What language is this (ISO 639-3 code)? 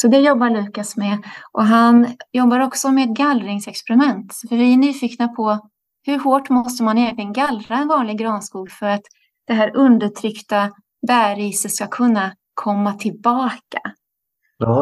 swe